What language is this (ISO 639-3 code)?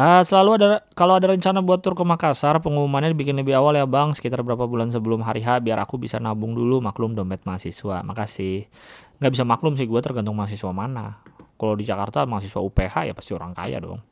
ind